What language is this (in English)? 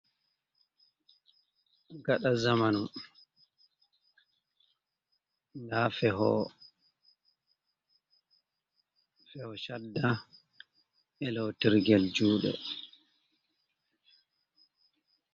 Fula